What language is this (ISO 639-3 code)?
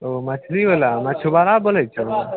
mai